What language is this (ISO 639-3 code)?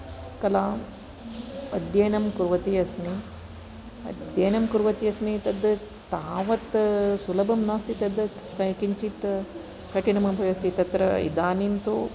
san